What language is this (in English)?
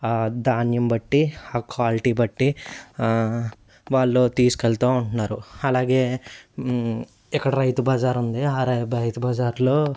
Telugu